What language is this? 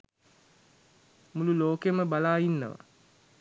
Sinhala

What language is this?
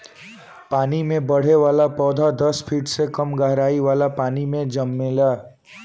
Bhojpuri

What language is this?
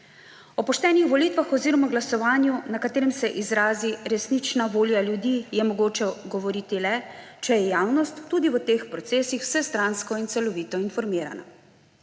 Slovenian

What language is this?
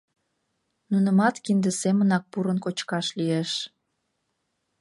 Mari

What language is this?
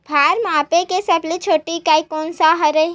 Chhattisgarhi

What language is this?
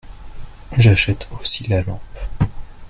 French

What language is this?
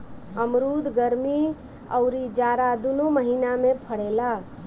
Bhojpuri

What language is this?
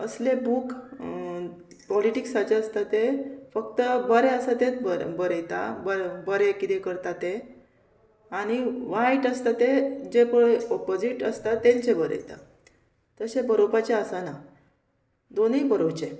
Konkani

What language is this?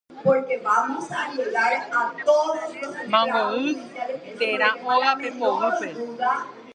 Guarani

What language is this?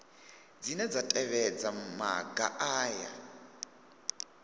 Venda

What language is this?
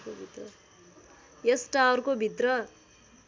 Nepali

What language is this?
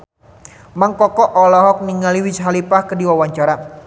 Sundanese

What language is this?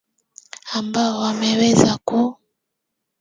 Swahili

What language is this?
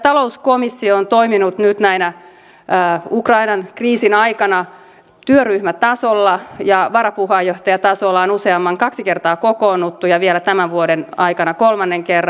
Finnish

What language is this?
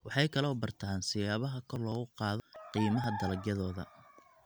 Somali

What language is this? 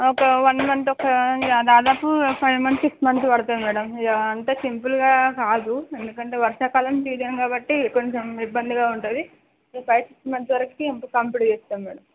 Telugu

